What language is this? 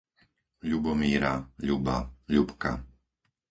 Slovak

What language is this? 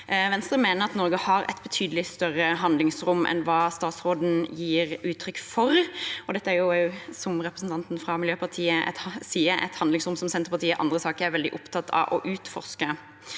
Norwegian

